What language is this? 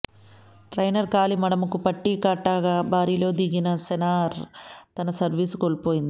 Telugu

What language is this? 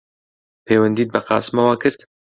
Central Kurdish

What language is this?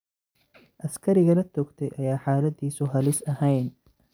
Somali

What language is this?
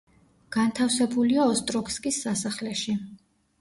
Georgian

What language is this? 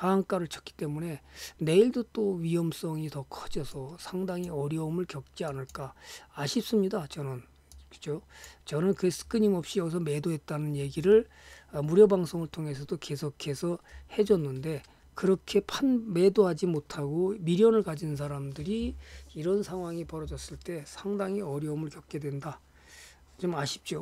Korean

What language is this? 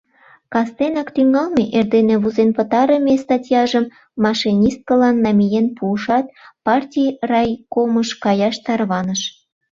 Mari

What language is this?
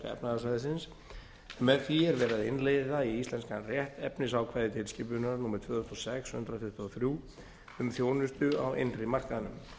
Icelandic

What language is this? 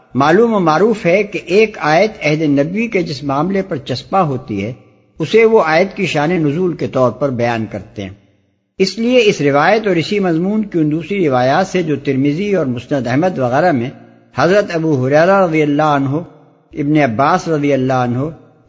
Urdu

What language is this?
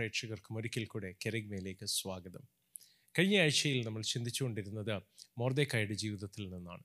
Malayalam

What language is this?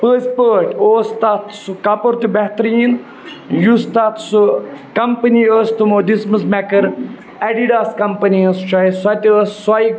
Kashmiri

